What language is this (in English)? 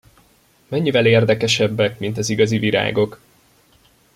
Hungarian